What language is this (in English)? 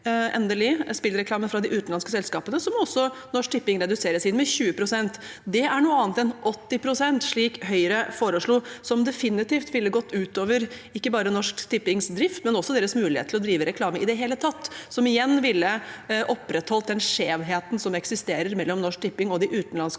Norwegian